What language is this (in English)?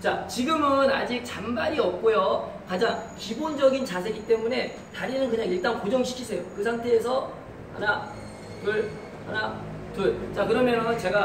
Korean